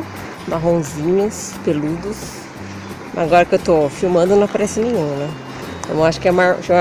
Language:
Portuguese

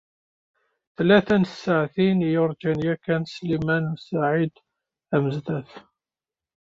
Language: Kabyle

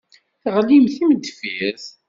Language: Kabyle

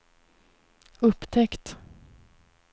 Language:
Swedish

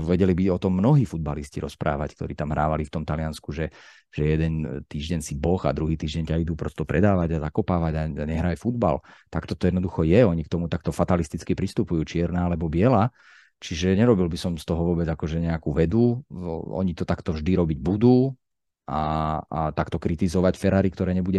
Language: Slovak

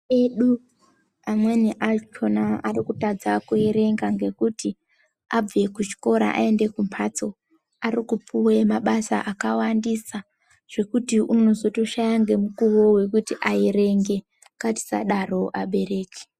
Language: Ndau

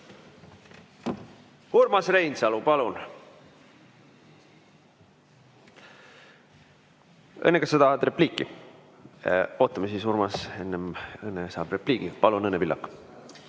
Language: Estonian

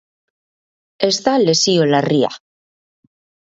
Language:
Basque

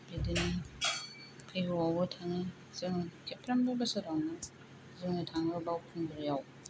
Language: Bodo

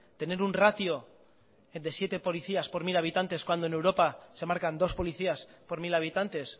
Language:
Spanish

